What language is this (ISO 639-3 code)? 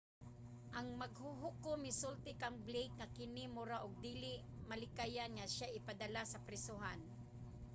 ceb